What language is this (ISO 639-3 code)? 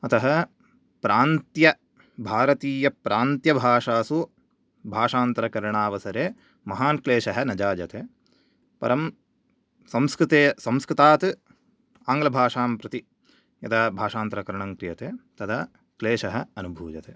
san